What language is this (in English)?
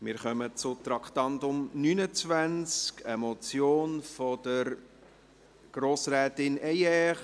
Swiss German